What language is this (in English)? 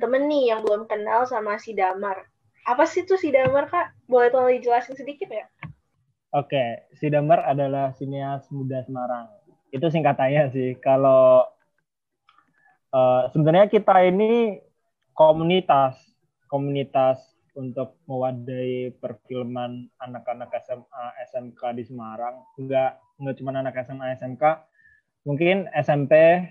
Indonesian